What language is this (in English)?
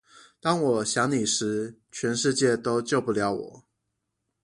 Chinese